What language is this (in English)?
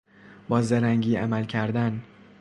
Persian